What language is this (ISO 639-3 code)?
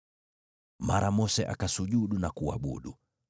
swa